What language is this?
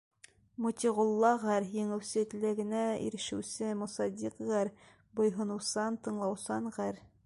Bashkir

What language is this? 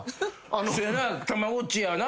Japanese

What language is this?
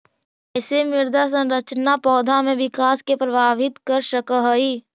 Magahi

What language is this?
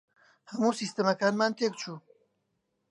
Central Kurdish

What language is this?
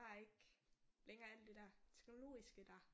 Danish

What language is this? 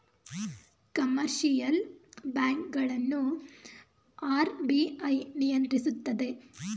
Kannada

